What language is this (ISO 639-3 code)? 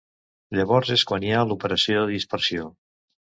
cat